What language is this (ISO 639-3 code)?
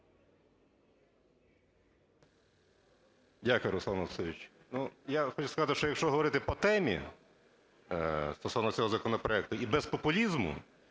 ukr